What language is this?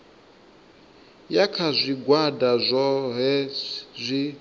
Venda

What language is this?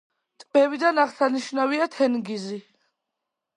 Georgian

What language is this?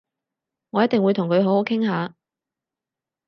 Cantonese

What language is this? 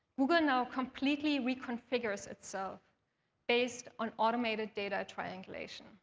English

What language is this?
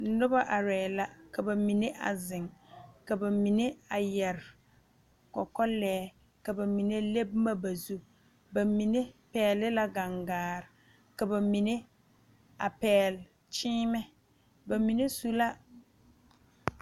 Southern Dagaare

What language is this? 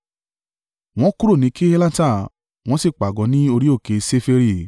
Yoruba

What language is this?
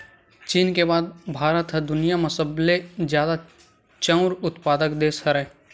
Chhattisgarhi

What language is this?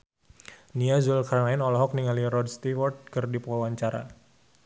Sundanese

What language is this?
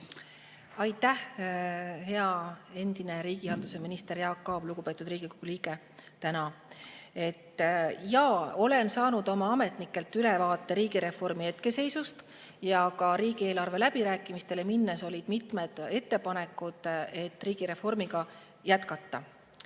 Estonian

